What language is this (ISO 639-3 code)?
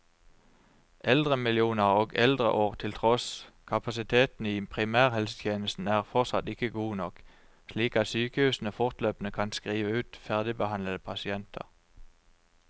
nor